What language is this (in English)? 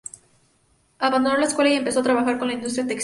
Spanish